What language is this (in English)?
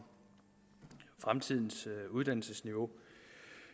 Danish